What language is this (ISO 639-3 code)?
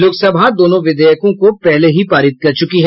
hin